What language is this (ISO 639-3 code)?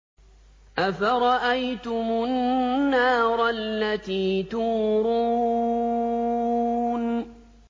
ara